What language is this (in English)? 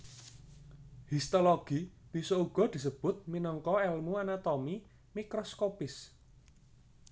Javanese